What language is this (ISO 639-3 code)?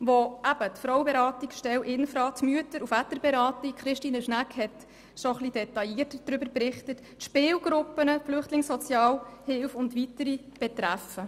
gsw